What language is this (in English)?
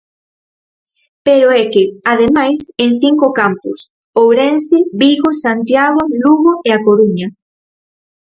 Galician